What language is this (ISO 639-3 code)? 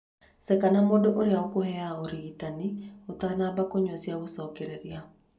kik